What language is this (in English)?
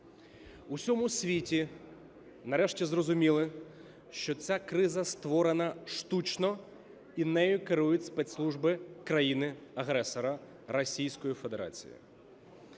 Ukrainian